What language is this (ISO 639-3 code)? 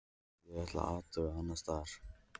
isl